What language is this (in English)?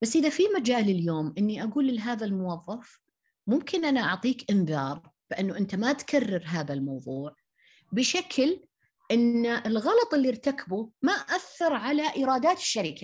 Arabic